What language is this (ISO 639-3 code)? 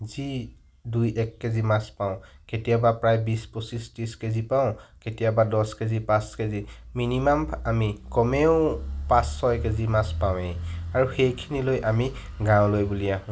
asm